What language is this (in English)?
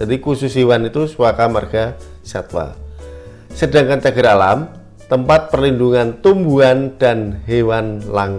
Indonesian